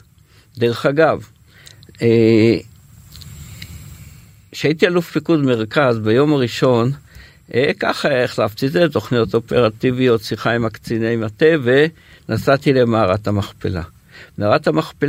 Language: Hebrew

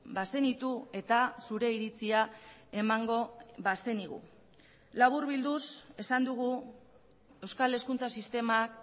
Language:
Basque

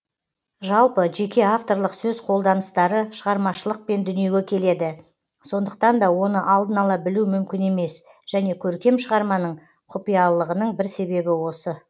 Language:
Kazakh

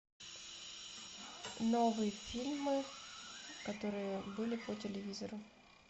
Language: Russian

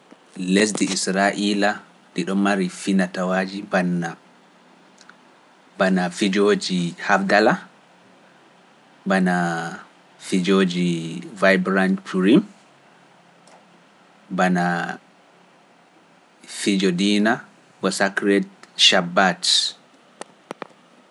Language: Pular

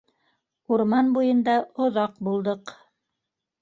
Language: Bashkir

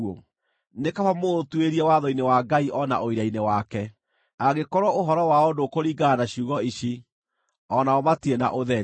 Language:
Kikuyu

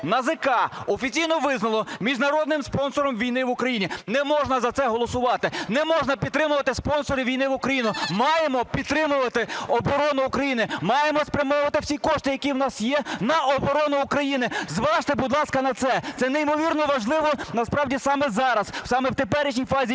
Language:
Ukrainian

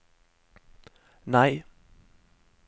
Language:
Norwegian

